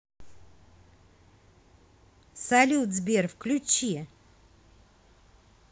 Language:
Russian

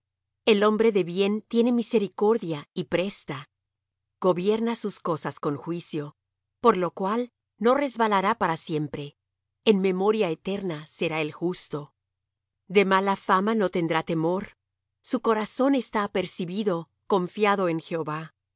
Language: Spanish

